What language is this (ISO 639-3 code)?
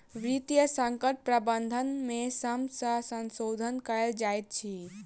mai